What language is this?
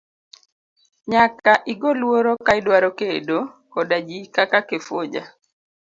Luo (Kenya and Tanzania)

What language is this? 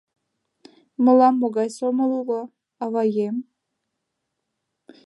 Mari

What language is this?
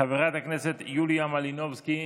Hebrew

